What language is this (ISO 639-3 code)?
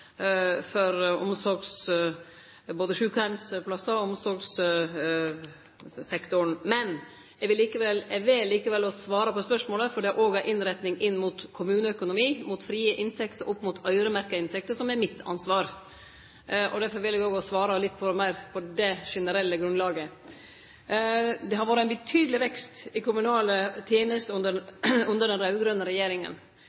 nno